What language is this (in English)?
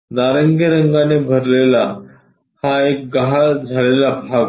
Marathi